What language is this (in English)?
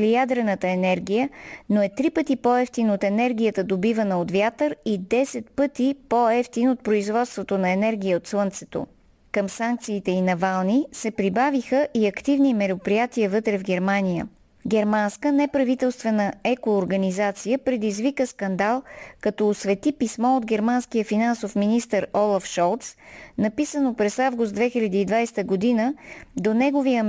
Bulgarian